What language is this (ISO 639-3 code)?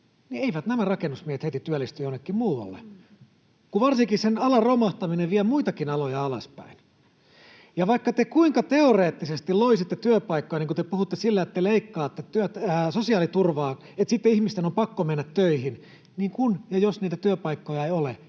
fin